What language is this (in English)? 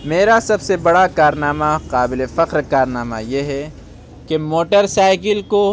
Urdu